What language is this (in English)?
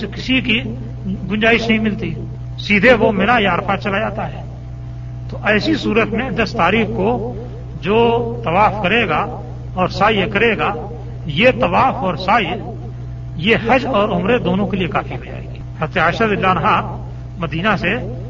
Urdu